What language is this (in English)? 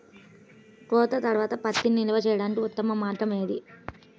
Telugu